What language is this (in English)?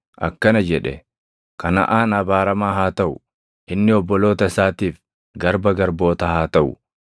Oromo